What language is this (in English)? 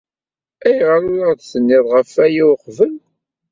Kabyle